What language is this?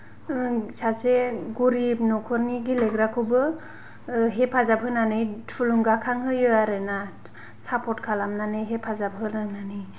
Bodo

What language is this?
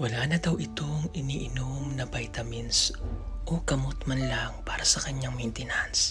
Filipino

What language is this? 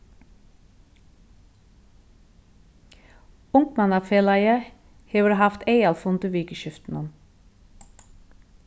Faroese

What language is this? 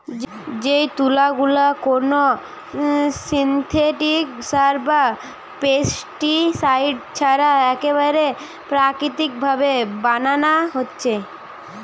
Bangla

